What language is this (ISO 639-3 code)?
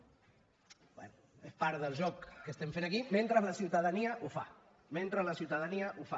cat